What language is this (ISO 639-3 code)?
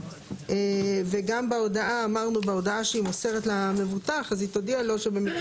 heb